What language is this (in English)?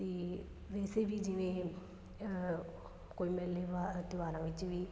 Punjabi